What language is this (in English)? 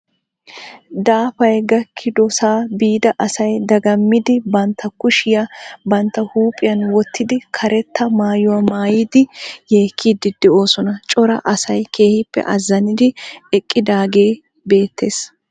Wolaytta